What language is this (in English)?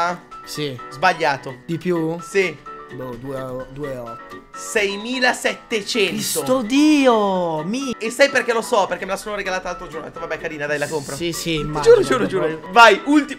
Italian